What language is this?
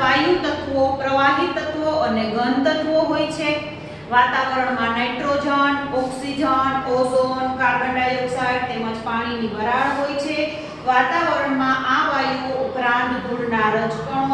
Hindi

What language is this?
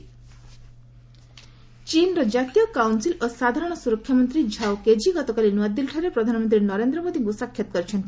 Odia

